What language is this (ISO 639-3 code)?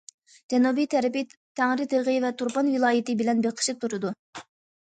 uig